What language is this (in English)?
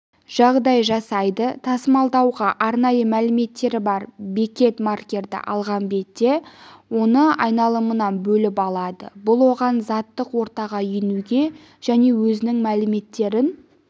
Kazakh